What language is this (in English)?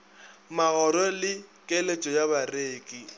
Northern Sotho